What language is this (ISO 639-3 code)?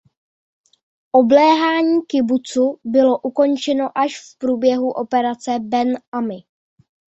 ces